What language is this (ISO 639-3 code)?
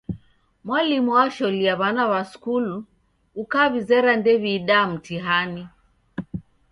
dav